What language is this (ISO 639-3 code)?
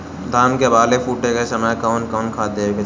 bho